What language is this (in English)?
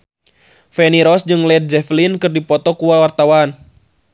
Sundanese